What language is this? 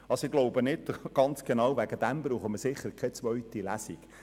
Swiss German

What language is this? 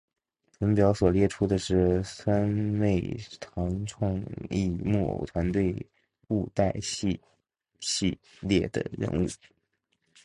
Chinese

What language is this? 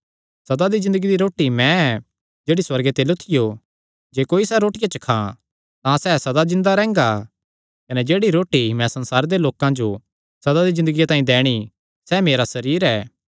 Kangri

